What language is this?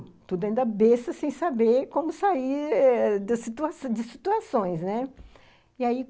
Portuguese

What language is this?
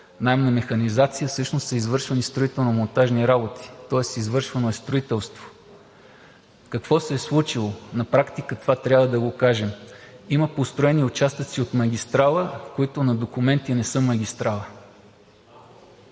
Bulgarian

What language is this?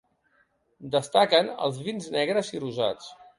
Catalan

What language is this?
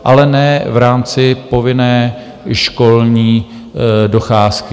Czech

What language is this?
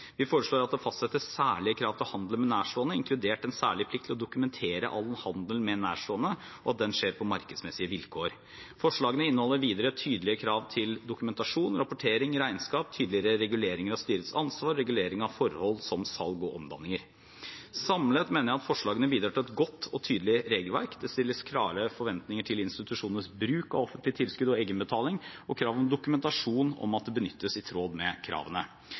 Norwegian Bokmål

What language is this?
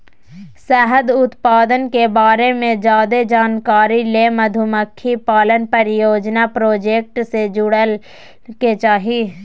Magahi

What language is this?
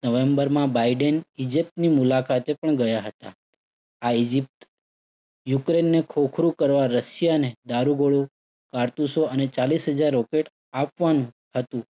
Gujarati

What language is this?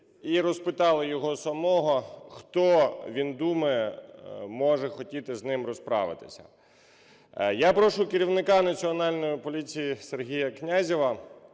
Ukrainian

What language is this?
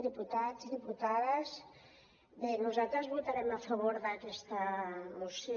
Catalan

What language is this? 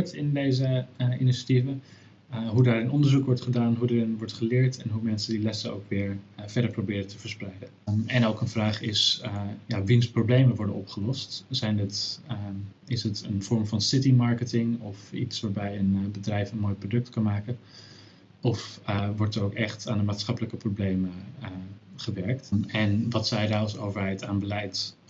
Dutch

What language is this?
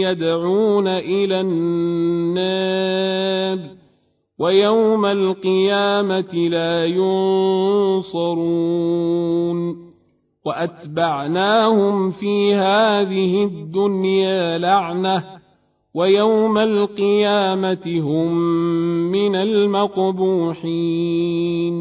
Arabic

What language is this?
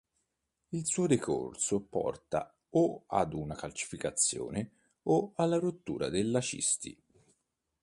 Italian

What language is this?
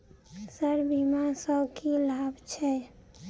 Maithili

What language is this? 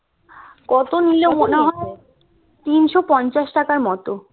Bangla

